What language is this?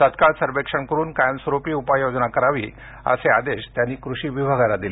Marathi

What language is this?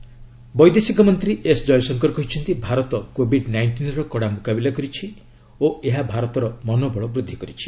Odia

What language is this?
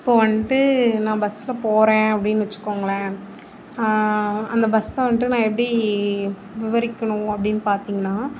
Tamil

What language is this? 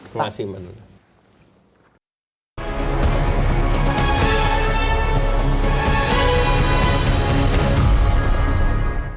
Indonesian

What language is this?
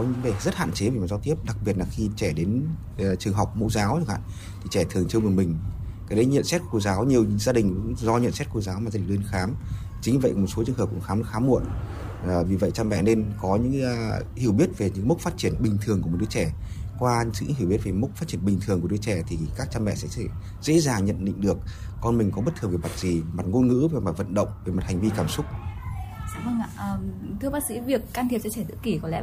Vietnamese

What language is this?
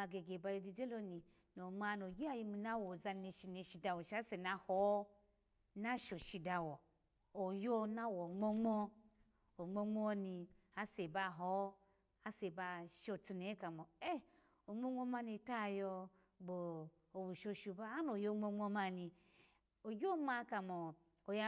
Alago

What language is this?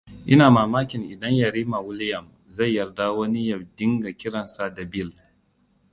Hausa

